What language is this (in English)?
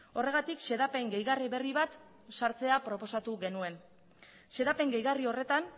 Basque